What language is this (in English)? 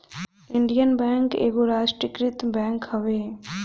Bhojpuri